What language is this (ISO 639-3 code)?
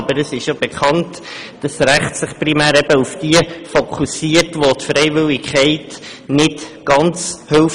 gsw